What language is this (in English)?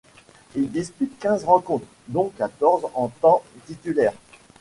French